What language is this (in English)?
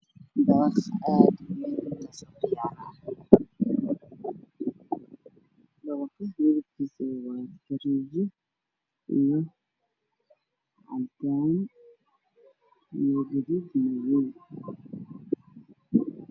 Somali